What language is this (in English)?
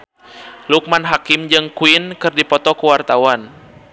Sundanese